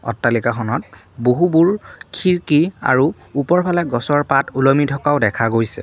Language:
Assamese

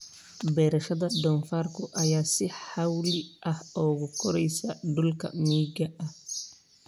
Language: Somali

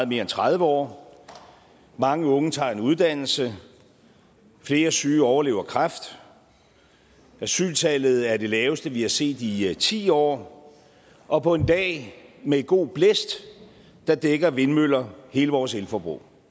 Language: Danish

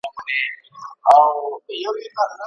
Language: Pashto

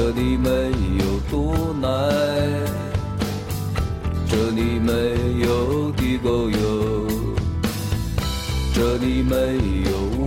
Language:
Chinese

